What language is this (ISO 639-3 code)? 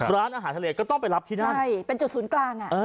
tha